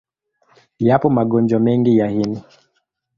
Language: Swahili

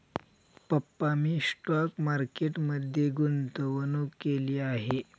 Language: Marathi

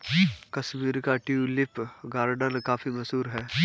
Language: Hindi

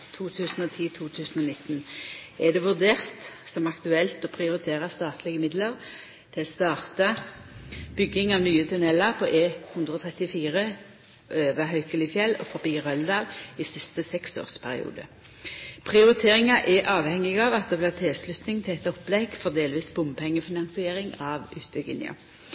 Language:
Norwegian Nynorsk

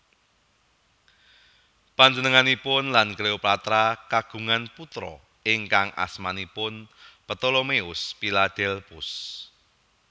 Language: Javanese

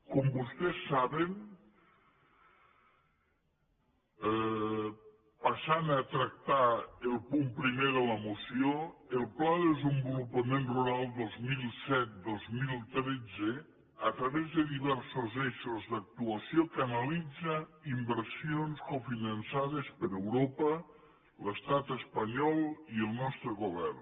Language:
Catalan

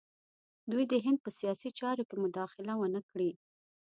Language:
Pashto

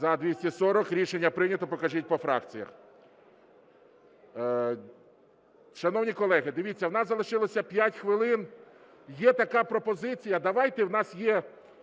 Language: Ukrainian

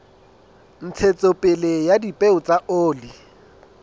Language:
Southern Sotho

